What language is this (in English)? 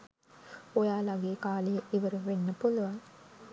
Sinhala